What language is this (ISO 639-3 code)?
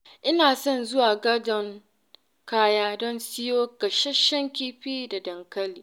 hau